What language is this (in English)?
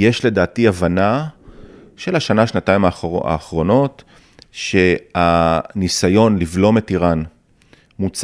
Hebrew